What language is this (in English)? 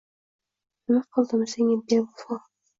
Uzbek